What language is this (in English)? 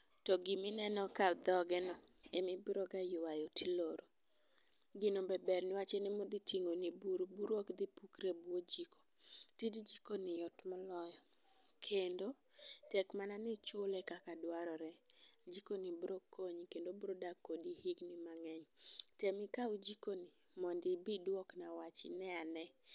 Luo (Kenya and Tanzania)